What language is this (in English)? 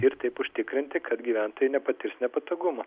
Lithuanian